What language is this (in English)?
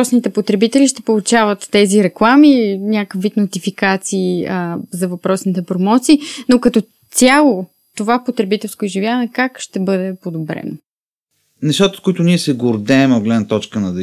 Bulgarian